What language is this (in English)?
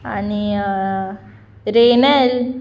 Konkani